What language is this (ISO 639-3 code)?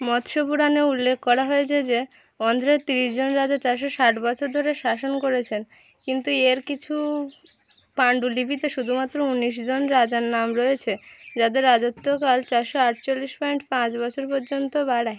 ben